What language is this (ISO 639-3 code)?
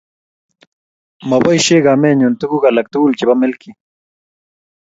kln